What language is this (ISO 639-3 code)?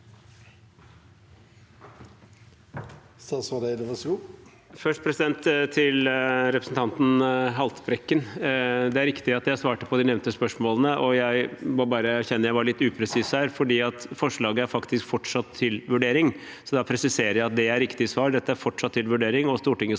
nor